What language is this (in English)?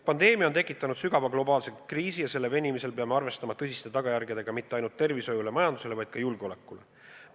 Estonian